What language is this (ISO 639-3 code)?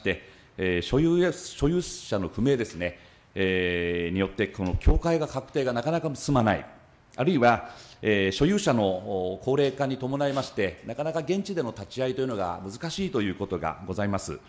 jpn